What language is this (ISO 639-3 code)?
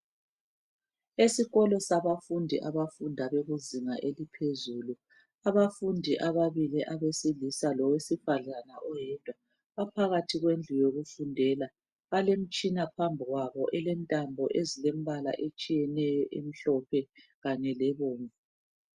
nde